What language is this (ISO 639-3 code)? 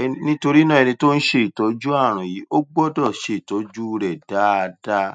yor